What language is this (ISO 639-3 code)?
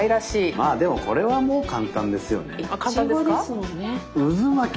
jpn